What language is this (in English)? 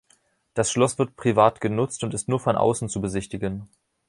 German